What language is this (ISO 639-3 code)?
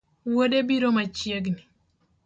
luo